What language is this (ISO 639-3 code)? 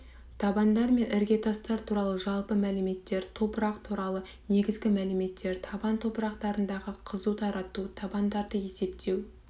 kaz